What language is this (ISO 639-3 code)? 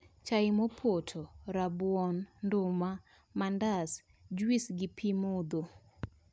luo